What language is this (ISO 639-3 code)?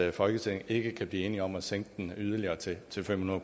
dan